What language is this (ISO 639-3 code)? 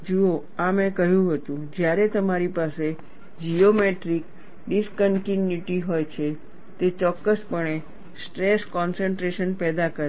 guj